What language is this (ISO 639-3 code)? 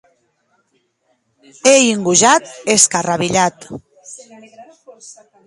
oci